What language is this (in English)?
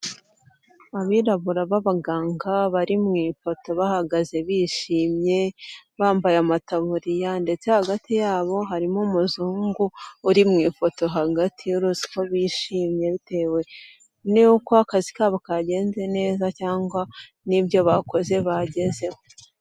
Kinyarwanda